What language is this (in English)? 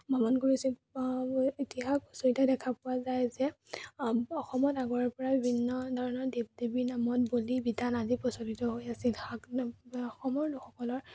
Assamese